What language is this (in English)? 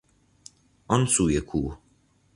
Persian